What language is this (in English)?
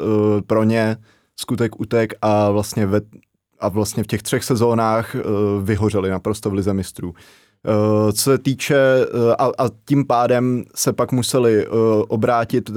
Czech